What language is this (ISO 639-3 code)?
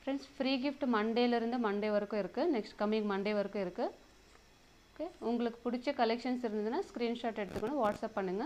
hin